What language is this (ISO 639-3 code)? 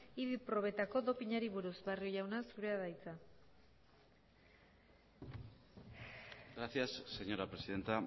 eus